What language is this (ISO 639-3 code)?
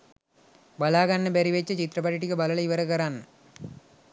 sin